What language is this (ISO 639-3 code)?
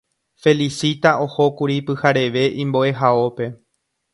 grn